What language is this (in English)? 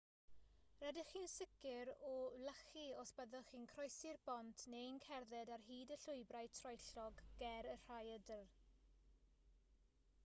Welsh